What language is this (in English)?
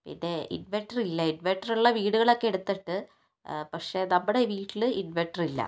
Malayalam